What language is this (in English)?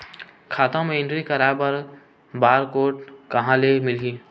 Chhattisgarhi